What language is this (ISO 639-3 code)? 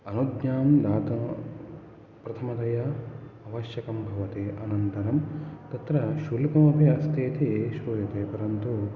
san